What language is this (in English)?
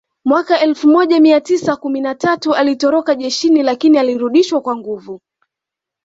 Swahili